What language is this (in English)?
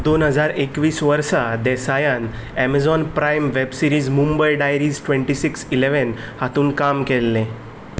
Konkani